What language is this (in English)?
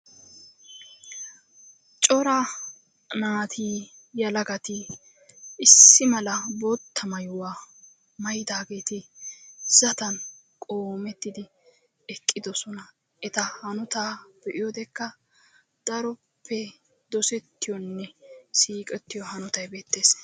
Wolaytta